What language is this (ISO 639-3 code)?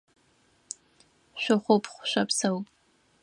ady